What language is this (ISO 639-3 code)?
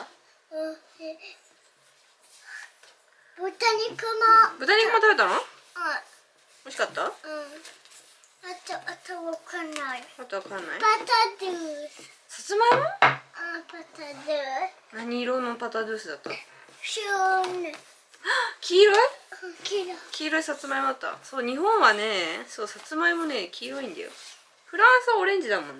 jpn